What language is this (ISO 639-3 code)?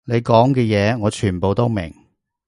yue